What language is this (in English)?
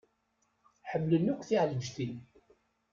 Kabyle